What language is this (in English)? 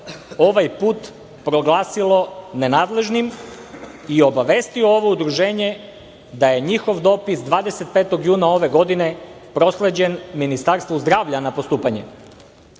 Serbian